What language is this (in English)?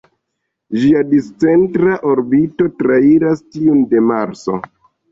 Esperanto